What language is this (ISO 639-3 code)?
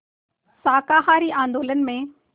hin